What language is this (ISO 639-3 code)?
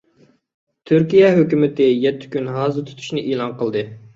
uig